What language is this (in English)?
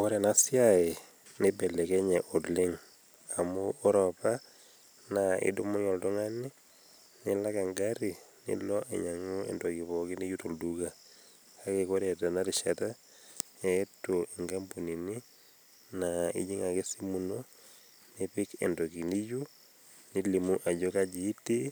Masai